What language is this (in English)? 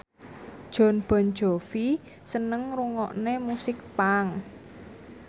Javanese